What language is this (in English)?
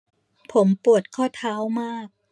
Thai